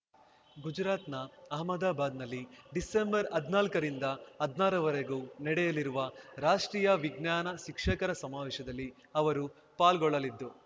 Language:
Kannada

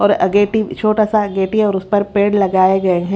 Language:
Hindi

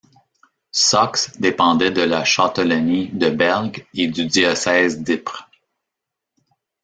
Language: French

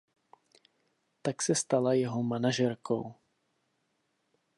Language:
Czech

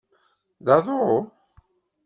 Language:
Kabyle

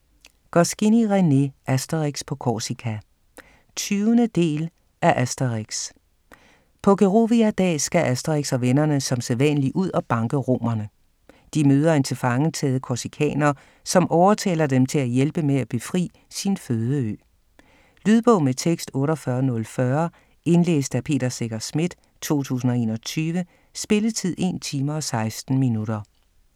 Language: Danish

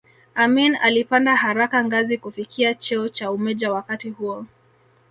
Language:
Swahili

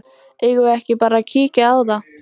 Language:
Icelandic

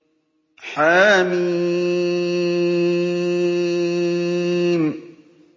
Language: Arabic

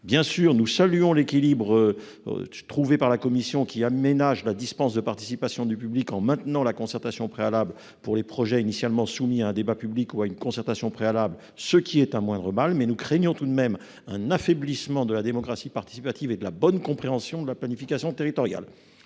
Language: French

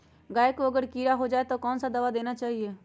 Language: Magahi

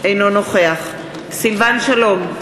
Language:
Hebrew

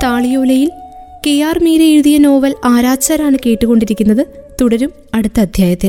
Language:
Malayalam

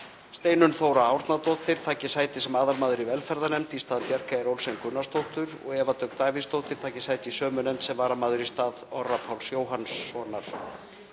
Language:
Icelandic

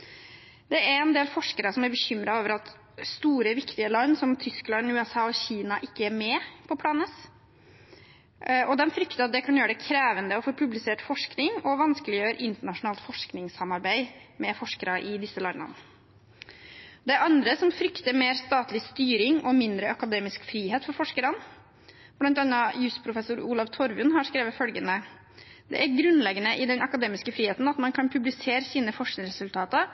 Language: Norwegian Bokmål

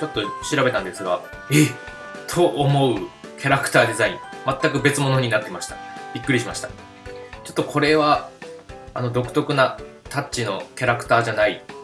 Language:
Japanese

